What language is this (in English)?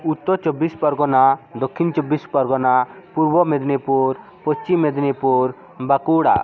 Bangla